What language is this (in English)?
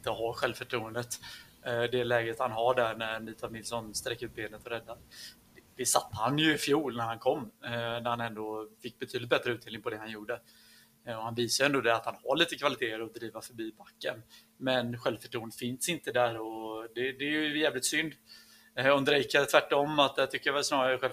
Swedish